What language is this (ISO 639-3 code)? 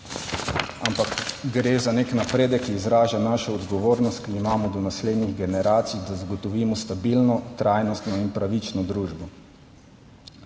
slv